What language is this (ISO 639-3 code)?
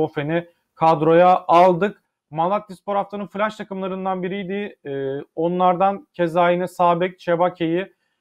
tur